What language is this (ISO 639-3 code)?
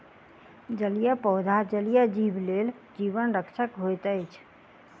mai